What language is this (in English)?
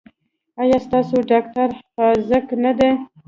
Pashto